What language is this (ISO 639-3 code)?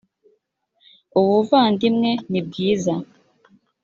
kin